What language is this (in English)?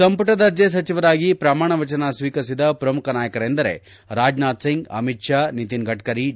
Kannada